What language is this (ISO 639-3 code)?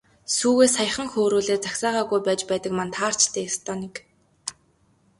mon